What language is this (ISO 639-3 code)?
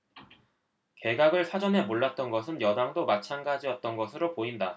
kor